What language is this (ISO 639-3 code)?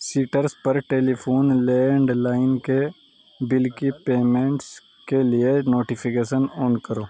urd